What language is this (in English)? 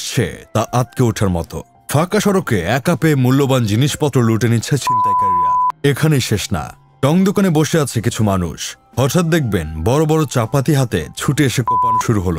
Hindi